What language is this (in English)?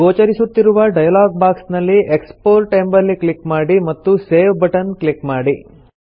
Kannada